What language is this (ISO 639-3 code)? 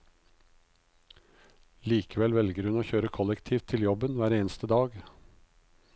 nor